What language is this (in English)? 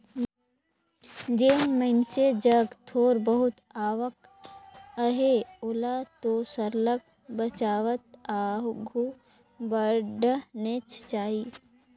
Chhattisgarhi